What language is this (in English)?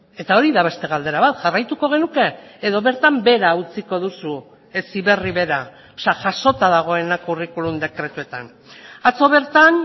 Basque